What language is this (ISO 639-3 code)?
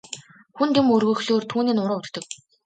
mon